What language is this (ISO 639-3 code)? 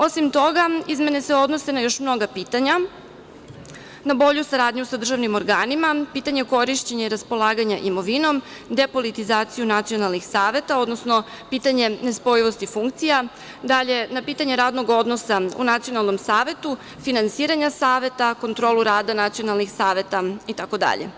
srp